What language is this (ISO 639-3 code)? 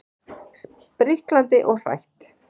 isl